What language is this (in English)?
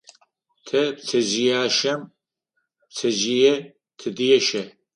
Adyghe